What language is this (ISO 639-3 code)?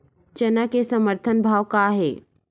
hne